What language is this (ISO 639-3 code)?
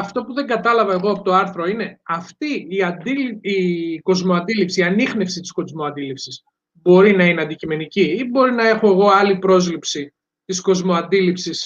ell